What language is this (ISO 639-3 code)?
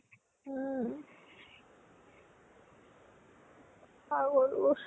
asm